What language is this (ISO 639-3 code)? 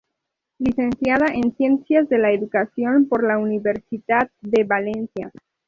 spa